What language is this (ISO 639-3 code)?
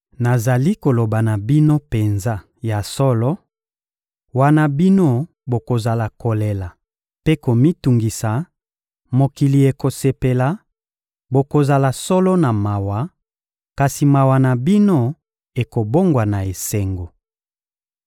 lin